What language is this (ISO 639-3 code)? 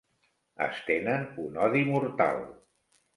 cat